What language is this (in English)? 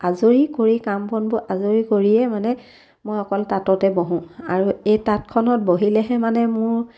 Assamese